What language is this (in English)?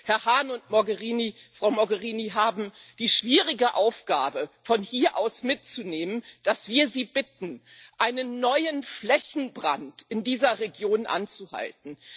German